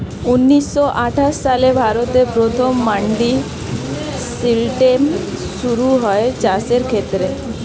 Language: Bangla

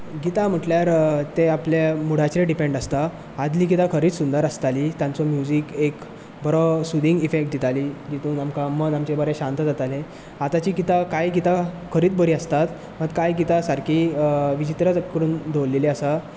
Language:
Konkani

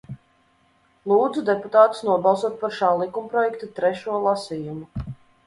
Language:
Latvian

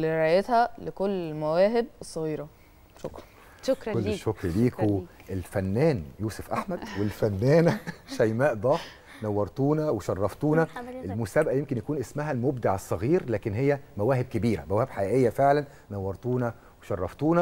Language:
Arabic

